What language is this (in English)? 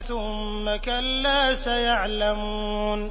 Arabic